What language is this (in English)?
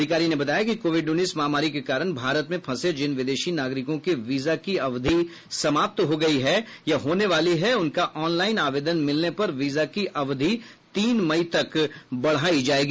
Hindi